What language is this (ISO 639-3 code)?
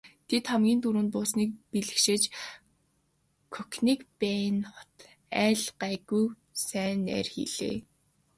mon